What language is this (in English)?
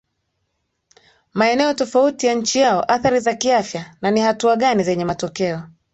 Swahili